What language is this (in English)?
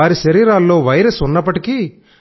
Telugu